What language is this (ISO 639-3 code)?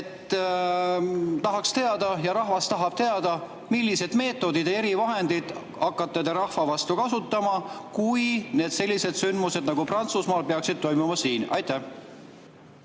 est